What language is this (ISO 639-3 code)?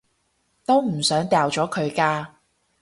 yue